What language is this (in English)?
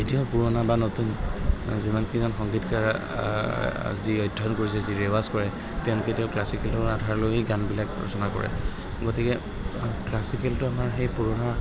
Assamese